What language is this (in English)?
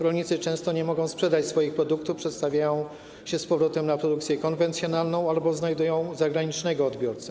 Polish